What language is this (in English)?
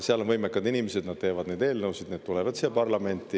Estonian